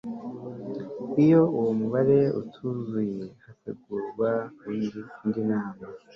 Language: Kinyarwanda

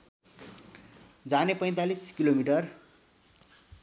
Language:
Nepali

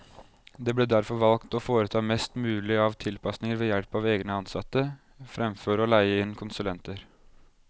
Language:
Norwegian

